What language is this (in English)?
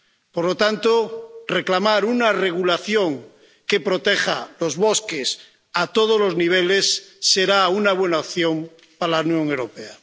Spanish